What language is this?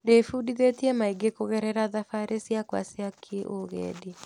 Kikuyu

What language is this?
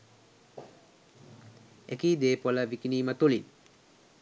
Sinhala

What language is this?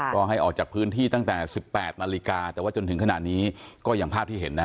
Thai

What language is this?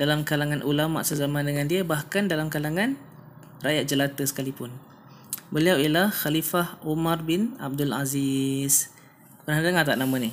Malay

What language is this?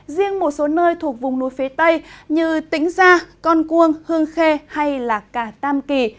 Vietnamese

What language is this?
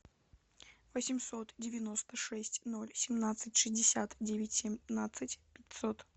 Russian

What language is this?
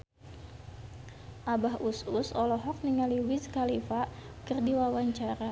Sundanese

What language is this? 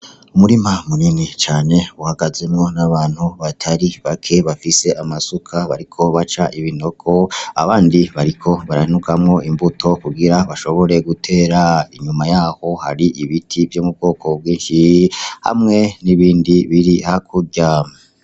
Rundi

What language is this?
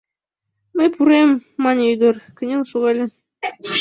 Mari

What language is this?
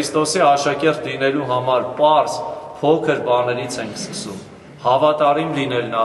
Romanian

